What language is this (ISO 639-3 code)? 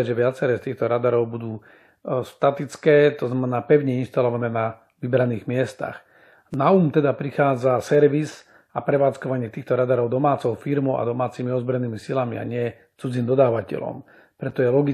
slk